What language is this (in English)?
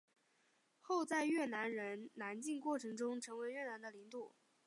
Chinese